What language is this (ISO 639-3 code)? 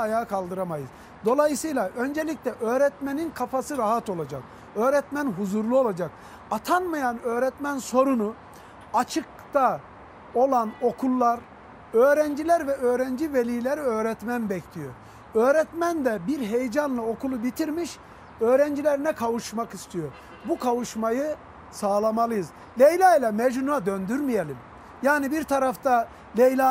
tur